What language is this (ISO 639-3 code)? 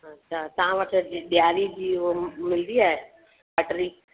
snd